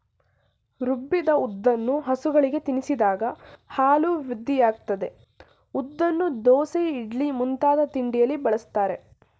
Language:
Kannada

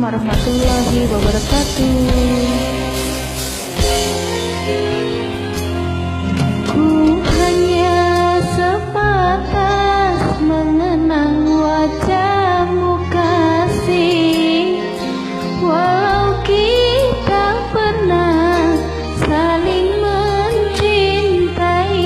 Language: Indonesian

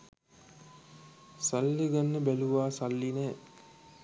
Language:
Sinhala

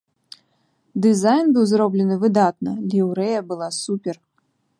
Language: Belarusian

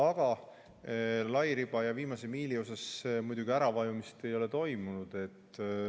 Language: Estonian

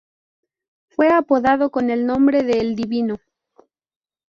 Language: Spanish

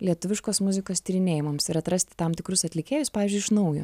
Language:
Lithuanian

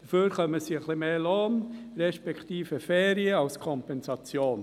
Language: Swiss German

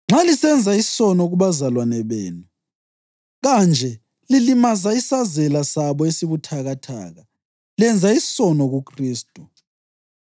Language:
North Ndebele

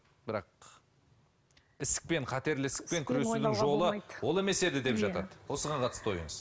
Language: Kazakh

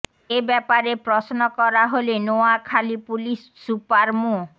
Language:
Bangla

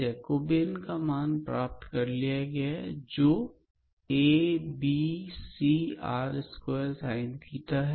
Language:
Hindi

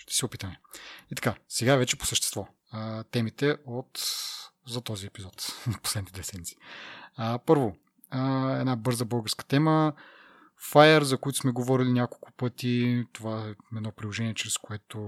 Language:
Bulgarian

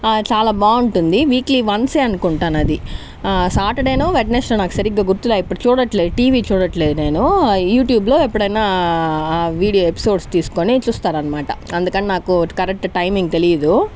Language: Telugu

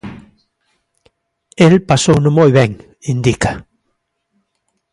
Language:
Galician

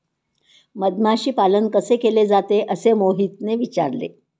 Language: Marathi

